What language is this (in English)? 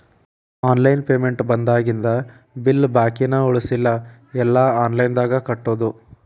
Kannada